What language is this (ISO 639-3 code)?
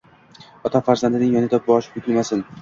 uzb